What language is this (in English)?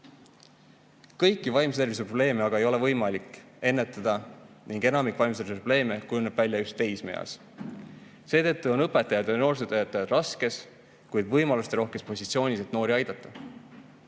Estonian